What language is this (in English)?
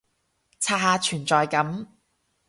Cantonese